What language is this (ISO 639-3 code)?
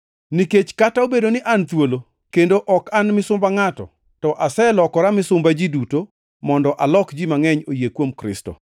luo